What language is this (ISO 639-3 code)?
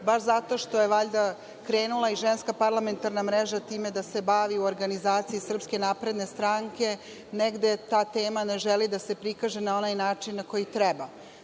srp